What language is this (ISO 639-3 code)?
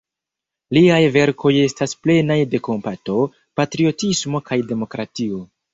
epo